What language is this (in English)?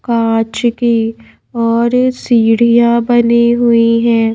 Hindi